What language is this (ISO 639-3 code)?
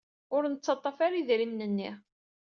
kab